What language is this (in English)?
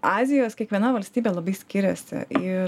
Lithuanian